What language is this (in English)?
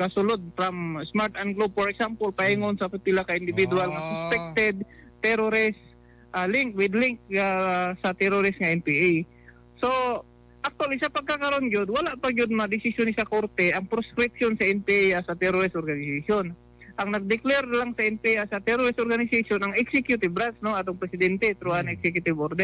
Filipino